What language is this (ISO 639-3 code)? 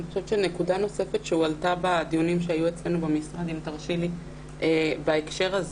heb